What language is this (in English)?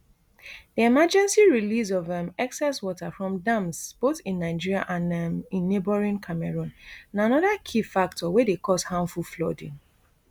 Nigerian Pidgin